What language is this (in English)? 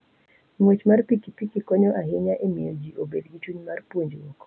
Luo (Kenya and Tanzania)